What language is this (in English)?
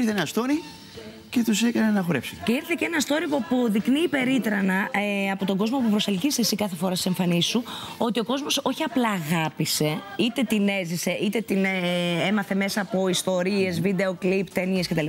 Greek